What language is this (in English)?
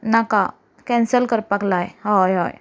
Konkani